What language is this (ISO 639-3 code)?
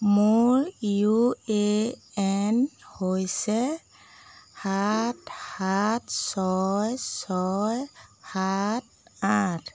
asm